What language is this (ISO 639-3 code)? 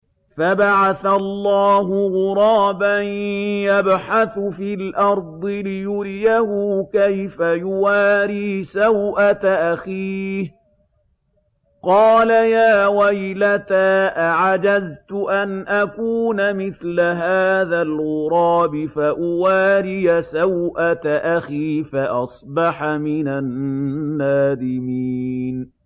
ara